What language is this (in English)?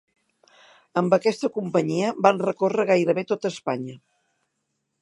Catalan